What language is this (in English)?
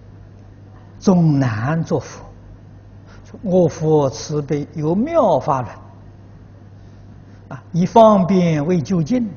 Chinese